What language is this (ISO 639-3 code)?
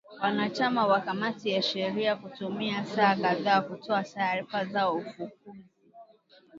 swa